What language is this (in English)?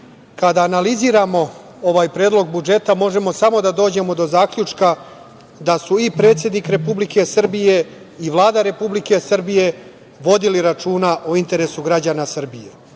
Serbian